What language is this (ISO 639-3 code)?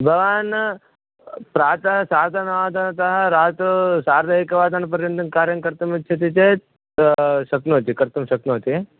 san